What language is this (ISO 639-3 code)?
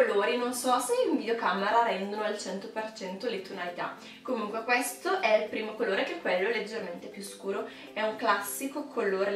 ita